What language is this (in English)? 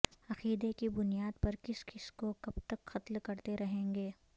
Urdu